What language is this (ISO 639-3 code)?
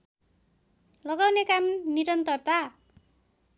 nep